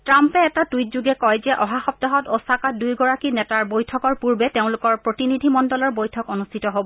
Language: Assamese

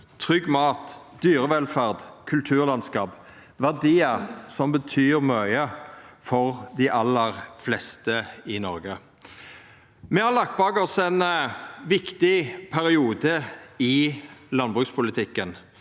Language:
Norwegian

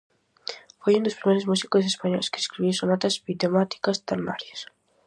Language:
Galician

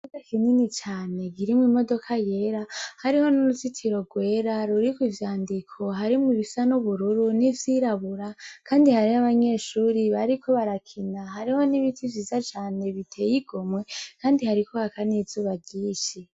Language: Rundi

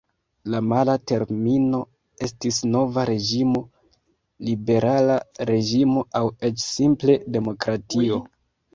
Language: Esperanto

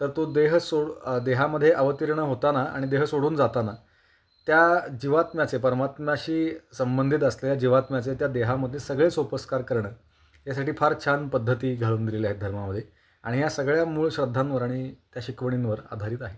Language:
Marathi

